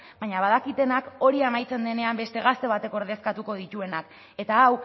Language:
Basque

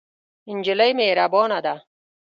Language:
Pashto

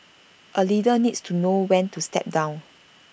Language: English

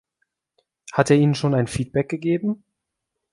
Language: German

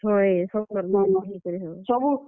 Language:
Odia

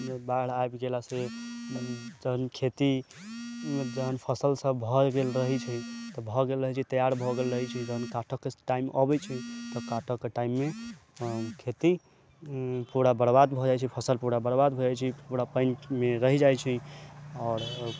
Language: Maithili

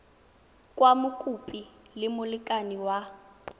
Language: Tswana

